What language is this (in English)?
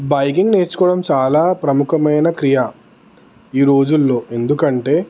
Telugu